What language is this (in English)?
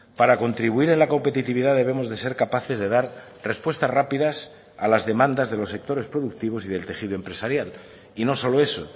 Spanish